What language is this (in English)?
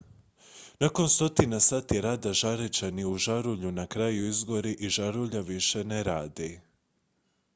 Croatian